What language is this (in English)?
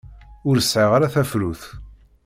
Kabyle